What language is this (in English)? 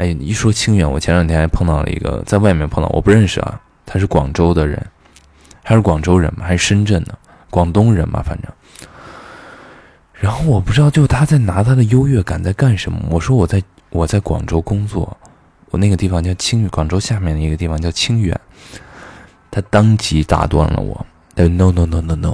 Chinese